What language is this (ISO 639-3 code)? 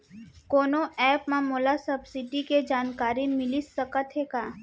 hne